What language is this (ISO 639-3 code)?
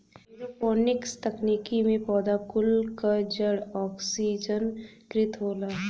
bho